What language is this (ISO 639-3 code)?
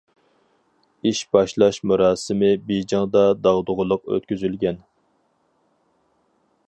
uig